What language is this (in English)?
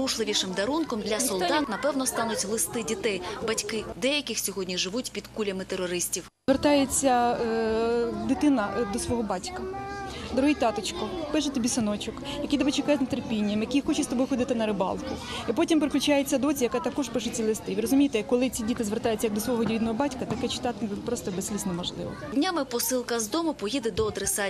Ukrainian